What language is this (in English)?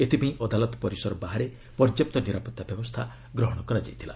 Odia